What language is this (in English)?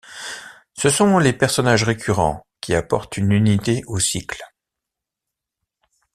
French